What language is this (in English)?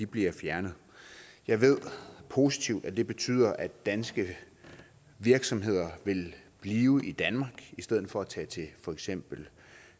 Danish